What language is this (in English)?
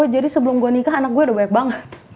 Indonesian